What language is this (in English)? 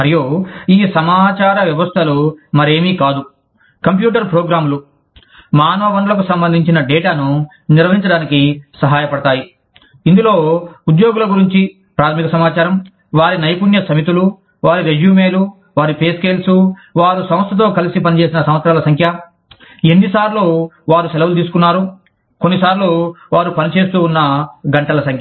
Telugu